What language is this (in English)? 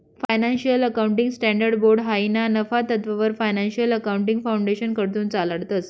Marathi